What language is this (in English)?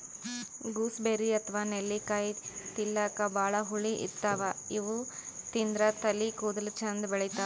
Kannada